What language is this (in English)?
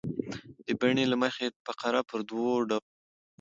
Pashto